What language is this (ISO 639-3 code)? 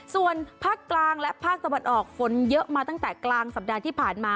tha